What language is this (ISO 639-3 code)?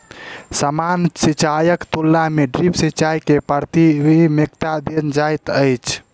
mai